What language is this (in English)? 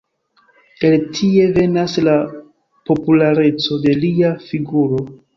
Esperanto